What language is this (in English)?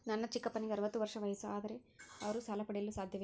Kannada